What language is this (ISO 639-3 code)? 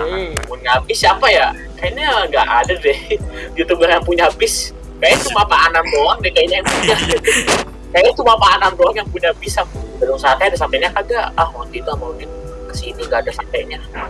ind